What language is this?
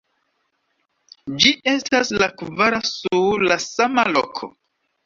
Esperanto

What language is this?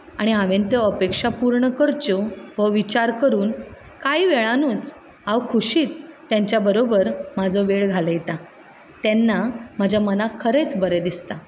Konkani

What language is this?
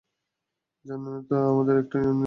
Bangla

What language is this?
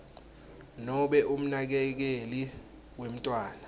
Swati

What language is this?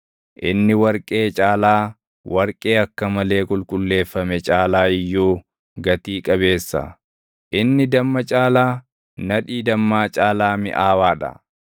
Oromo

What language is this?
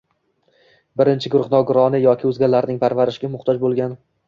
Uzbek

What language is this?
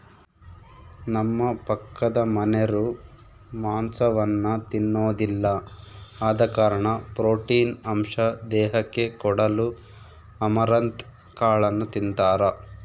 Kannada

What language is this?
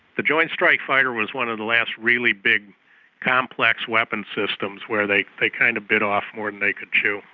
English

